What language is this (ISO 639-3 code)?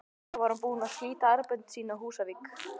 isl